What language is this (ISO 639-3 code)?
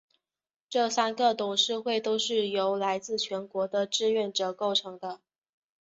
zho